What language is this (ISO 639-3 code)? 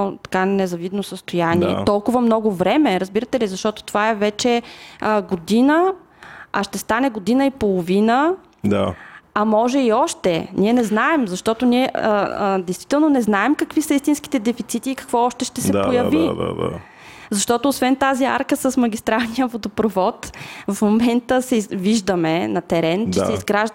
bul